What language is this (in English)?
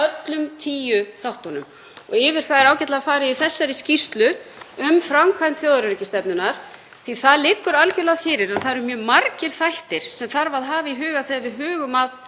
Icelandic